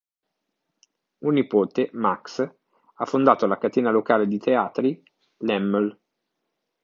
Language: Italian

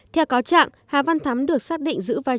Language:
Vietnamese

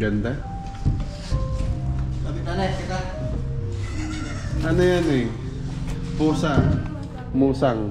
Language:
Filipino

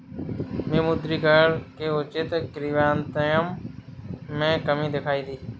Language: Hindi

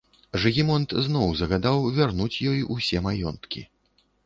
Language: Belarusian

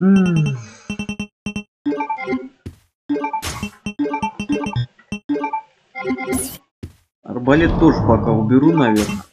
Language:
Russian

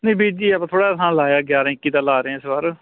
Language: Punjabi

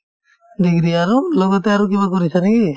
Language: Assamese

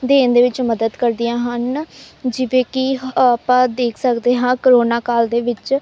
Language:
Punjabi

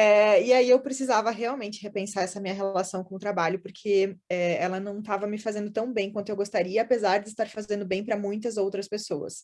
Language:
Portuguese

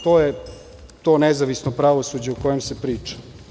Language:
Serbian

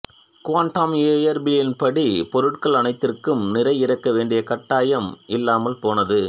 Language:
Tamil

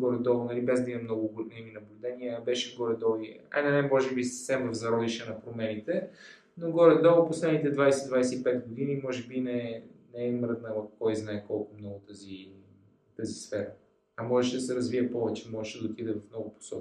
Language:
Bulgarian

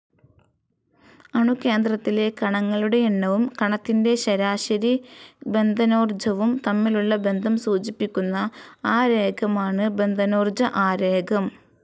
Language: Malayalam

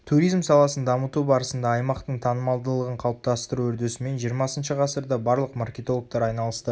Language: Kazakh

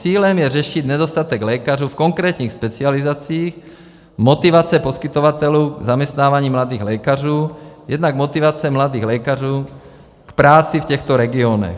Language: Czech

